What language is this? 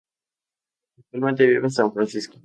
Spanish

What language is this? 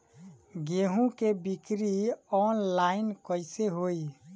Bhojpuri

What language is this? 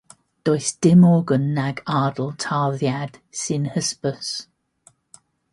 Welsh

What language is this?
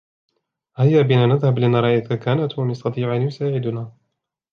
Arabic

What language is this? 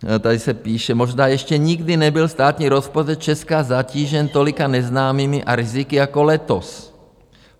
Czech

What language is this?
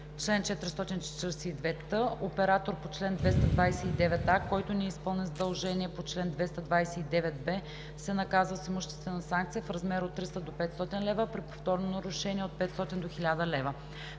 Bulgarian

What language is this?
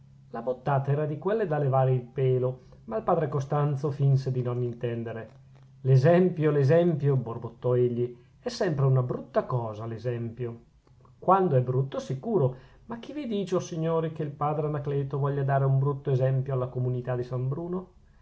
Italian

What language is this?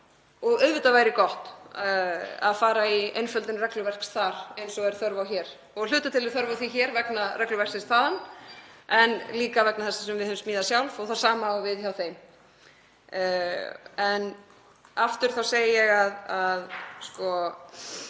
Icelandic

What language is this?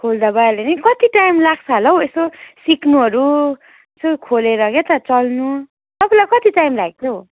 Nepali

